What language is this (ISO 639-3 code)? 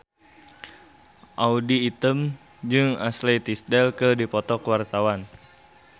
sun